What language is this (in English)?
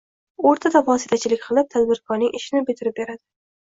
Uzbek